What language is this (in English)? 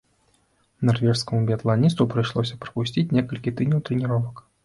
Belarusian